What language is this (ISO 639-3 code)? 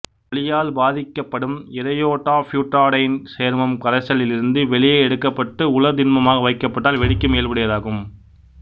tam